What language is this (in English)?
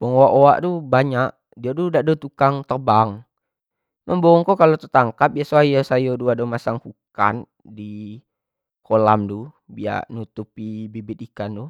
Jambi Malay